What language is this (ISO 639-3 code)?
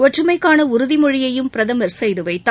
tam